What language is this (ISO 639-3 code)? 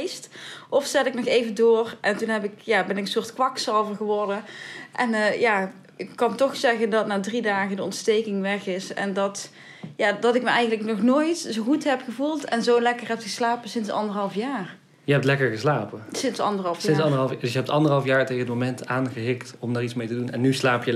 nld